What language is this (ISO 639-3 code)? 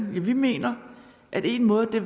dan